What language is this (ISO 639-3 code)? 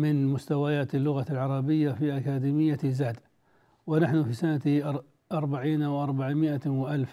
ara